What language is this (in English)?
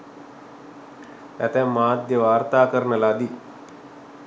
Sinhala